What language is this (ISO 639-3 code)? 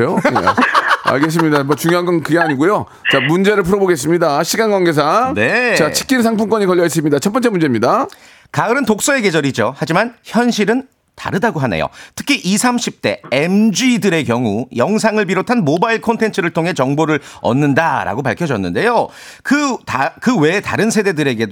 kor